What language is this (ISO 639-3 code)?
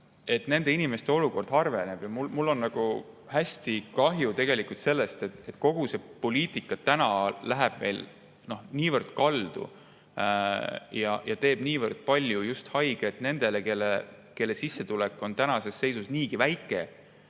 est